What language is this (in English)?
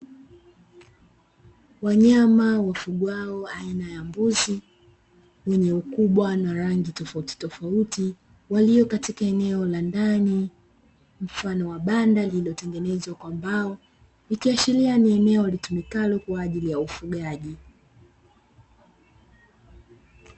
Swahili